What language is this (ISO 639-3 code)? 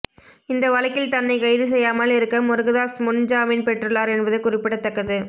tam